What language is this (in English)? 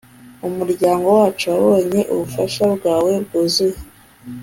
Kinyarwanda